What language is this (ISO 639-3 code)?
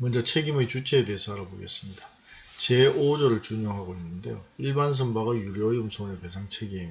kor